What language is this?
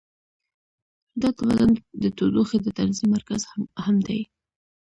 Pashto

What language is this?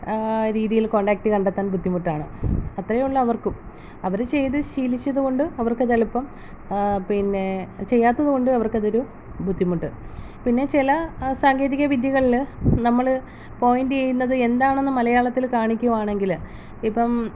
Malayalam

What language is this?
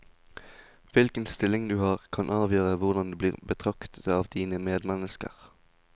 Norwegian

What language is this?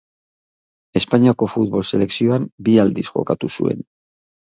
Basque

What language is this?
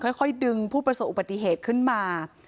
Thai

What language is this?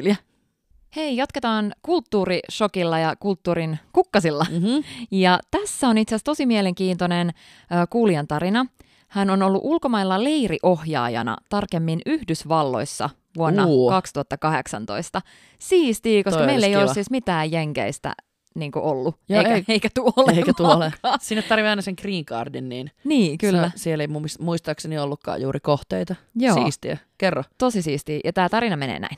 Finnish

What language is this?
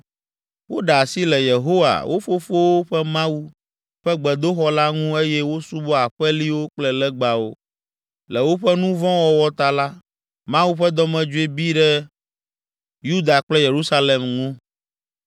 Ewe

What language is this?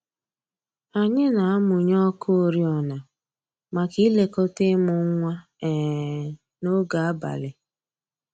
Igbo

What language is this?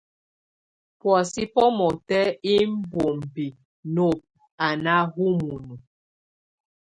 Tunen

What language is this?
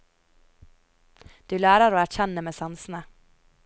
Norwegian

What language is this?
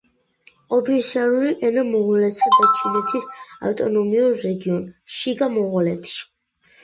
Georgian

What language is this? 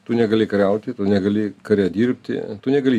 Lithuanian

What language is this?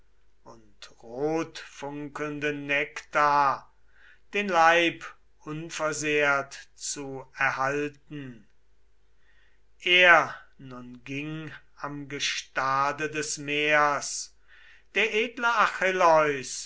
German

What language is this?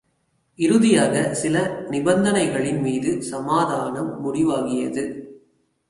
Tamil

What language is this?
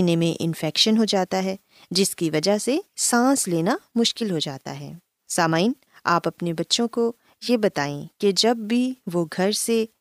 Urdu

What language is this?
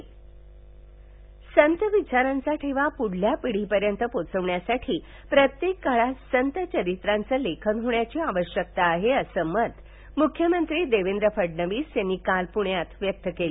Marathi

